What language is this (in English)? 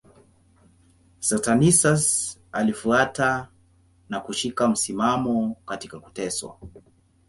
Swahili